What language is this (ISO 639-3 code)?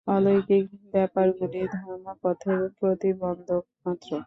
ben